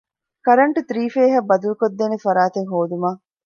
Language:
Divehi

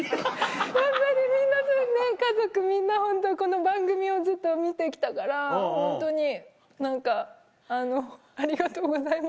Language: Japanese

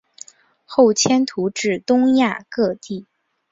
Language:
Chinese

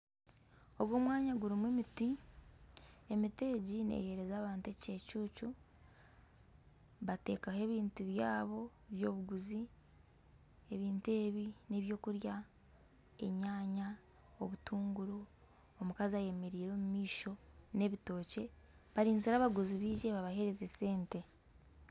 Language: Nyankole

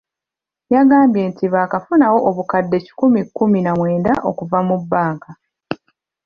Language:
Ganda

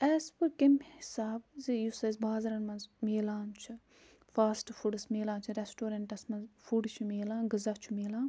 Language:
Kashmiri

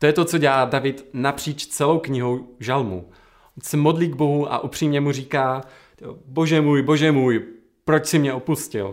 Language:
Czech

